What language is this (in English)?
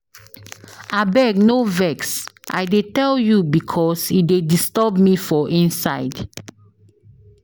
Nigerian Pidgin